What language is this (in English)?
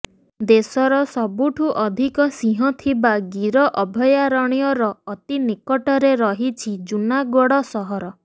Odia